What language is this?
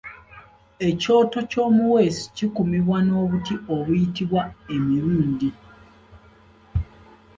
Ganda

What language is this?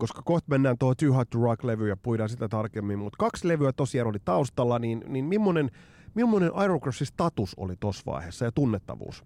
Finnish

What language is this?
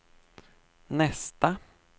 Swedish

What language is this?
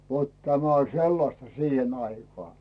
Finnish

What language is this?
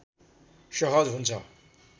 Nepali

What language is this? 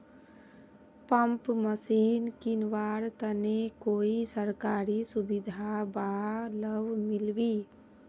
Magahi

